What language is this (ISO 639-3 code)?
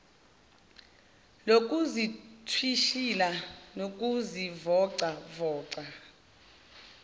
zul